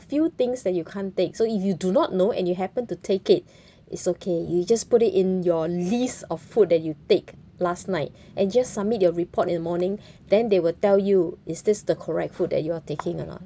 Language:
English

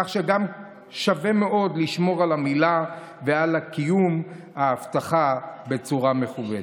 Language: Hebrew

